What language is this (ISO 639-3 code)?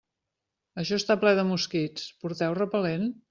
cat